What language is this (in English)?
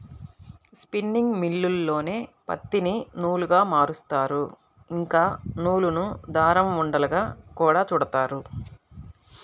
Telugu